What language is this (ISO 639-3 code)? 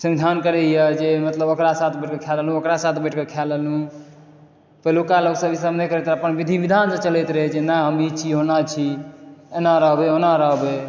mai